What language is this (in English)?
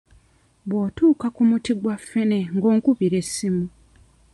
Ganda